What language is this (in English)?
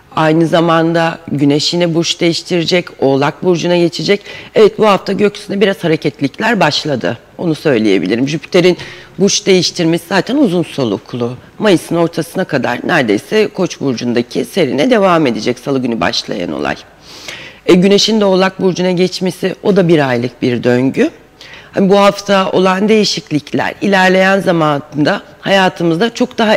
Turkish